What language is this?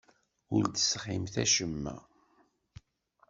Kabyle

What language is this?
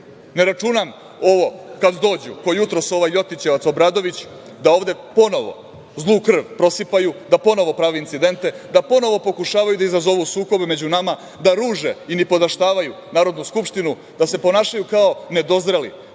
Serbian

